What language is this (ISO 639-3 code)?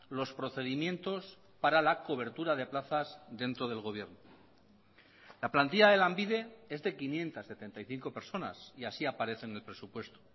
spa